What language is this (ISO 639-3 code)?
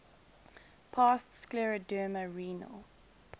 eng